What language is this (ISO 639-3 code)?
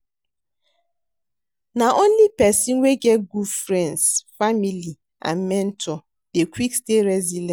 pcm